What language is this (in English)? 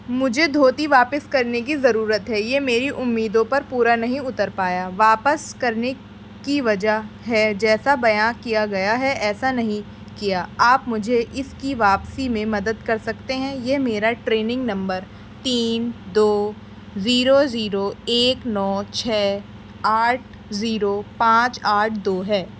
Urdu